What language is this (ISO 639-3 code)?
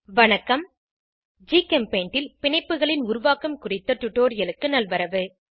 tam